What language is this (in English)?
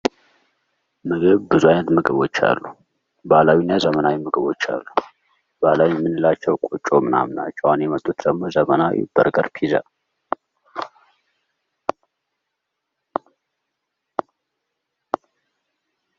Amharic